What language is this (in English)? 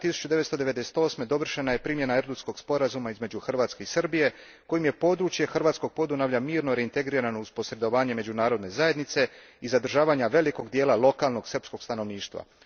Croatian